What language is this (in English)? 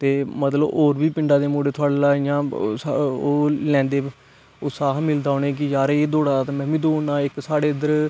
Dogri